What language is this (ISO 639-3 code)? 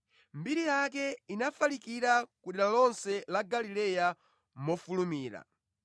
nya